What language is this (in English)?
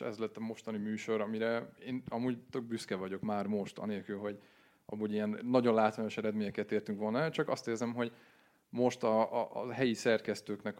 Hungarian